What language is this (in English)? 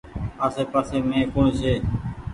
Goaria